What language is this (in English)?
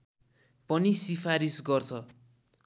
Nepali